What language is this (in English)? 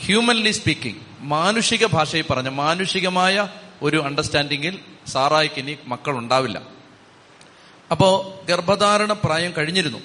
Malayalam